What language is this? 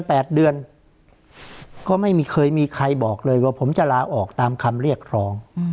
Thai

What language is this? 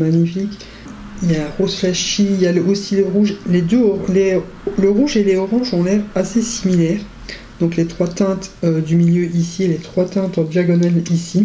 French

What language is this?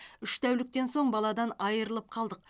Kazakh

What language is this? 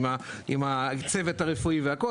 Hebrew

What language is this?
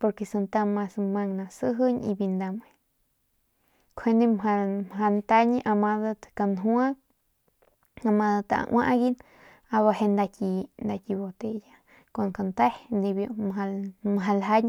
Northern Pame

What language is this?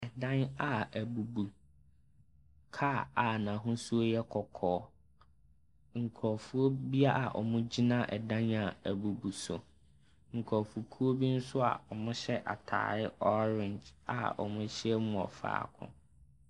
Akan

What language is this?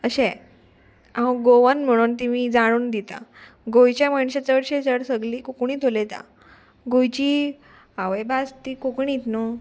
Konkani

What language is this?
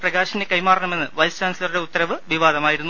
Malayalam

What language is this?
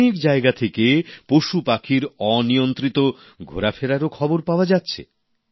Bangla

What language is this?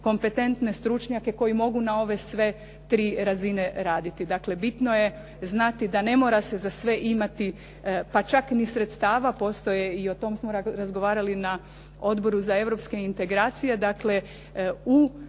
Croatian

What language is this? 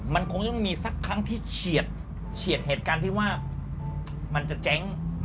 Thai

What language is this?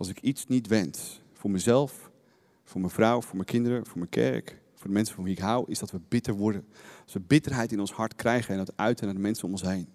Dutch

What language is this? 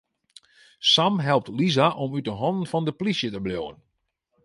Western Frisian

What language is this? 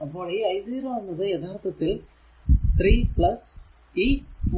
Malayalam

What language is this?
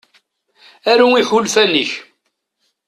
Kabyle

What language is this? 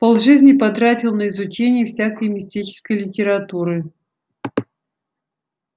Russian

